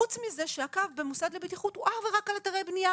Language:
Hebrew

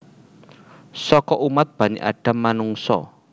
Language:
Javanese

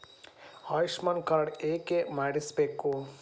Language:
Kannada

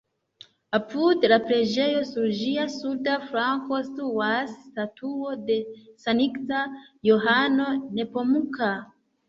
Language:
Esperanto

